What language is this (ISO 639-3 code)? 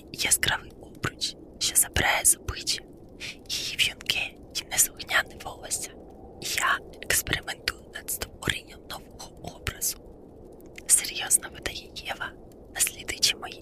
ukr